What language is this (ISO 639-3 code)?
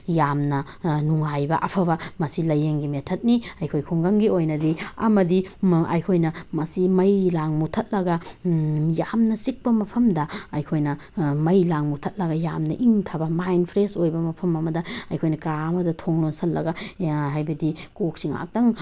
mni